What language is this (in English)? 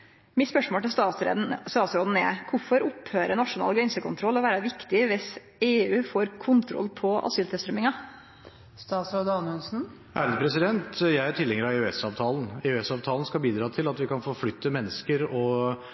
Norwegian